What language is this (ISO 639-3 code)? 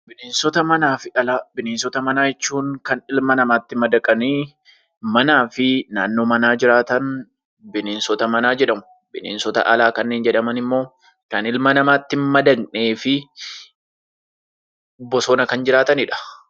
orm